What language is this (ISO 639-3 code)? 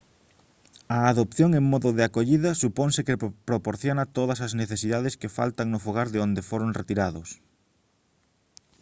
glg